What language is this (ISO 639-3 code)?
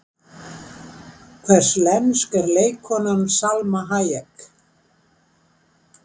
isl